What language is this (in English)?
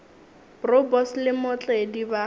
Northern Sotho